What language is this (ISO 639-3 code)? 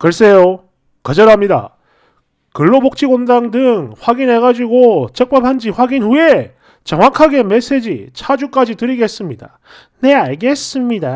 kor